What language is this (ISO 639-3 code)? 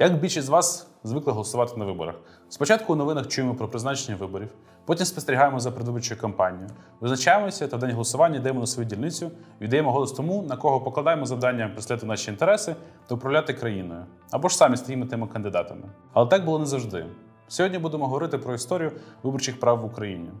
ukr